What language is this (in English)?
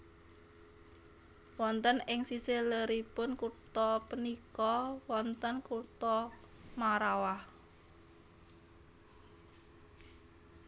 Javanese